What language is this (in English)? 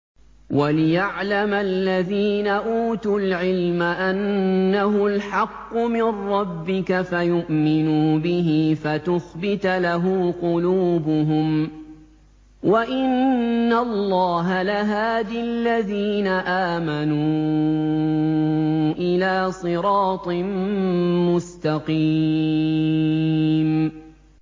Arabic